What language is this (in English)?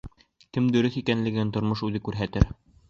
Bashkir